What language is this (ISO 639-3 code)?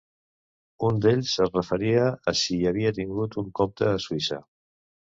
cat